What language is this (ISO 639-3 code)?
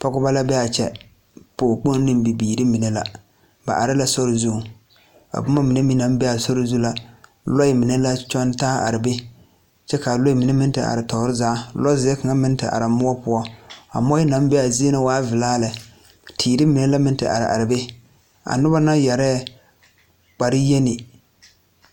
dga